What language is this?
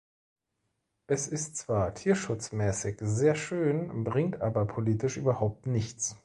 German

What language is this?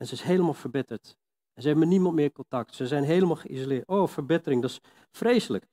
Dutch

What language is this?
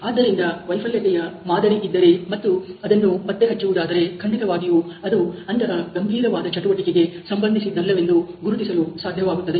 Kannada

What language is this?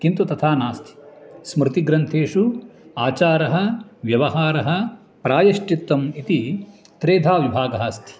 Sanskrit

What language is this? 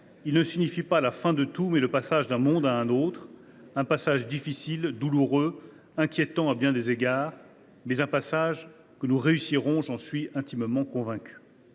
French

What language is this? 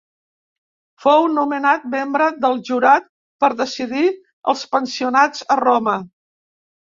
Catalan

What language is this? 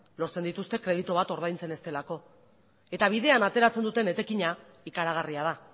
Basque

